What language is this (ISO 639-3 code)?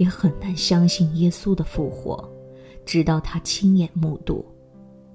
zho